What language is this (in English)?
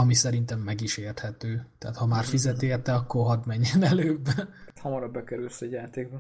Hungarian